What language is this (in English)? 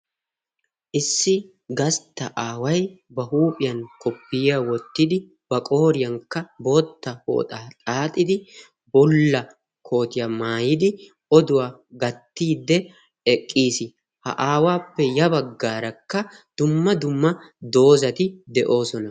Wolaytta